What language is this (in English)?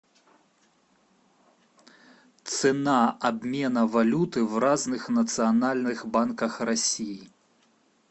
Russian